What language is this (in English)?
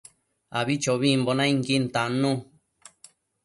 Matsés